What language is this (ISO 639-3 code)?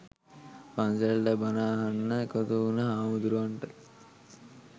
sin